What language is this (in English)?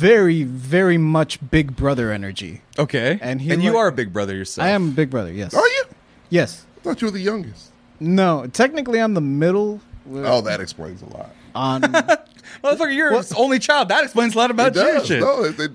English